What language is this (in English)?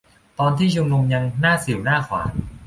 Thai